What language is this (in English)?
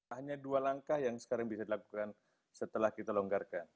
Indonesian